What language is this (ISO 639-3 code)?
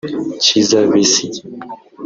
kin